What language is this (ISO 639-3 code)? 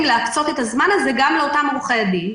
heb